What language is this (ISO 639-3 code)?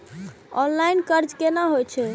mai